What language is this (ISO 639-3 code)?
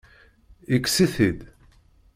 kab